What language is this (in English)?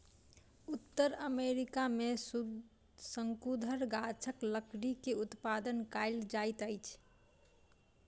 Maithili